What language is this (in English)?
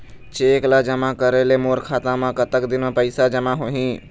Chhattisgarhi